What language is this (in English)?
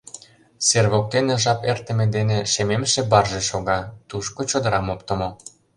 Mari